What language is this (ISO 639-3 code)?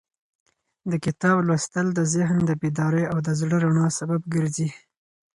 pus